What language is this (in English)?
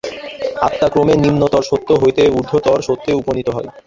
Bangla